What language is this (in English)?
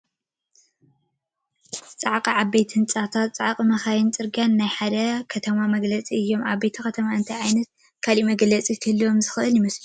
Tigrinya